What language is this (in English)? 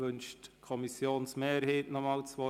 Swiss German